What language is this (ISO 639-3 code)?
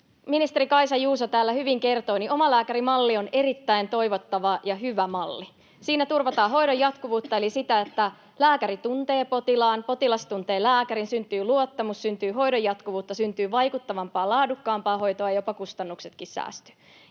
fin